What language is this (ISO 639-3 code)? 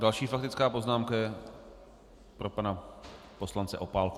ces